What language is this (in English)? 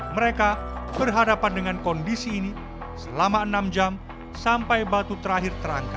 Indonesian